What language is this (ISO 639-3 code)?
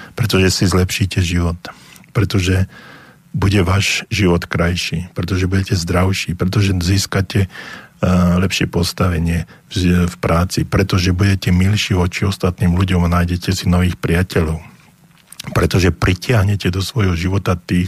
slk